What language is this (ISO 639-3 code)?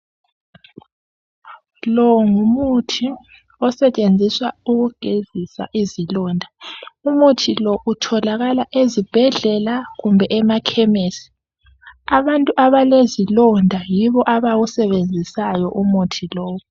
nde